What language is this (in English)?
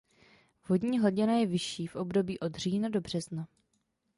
Czech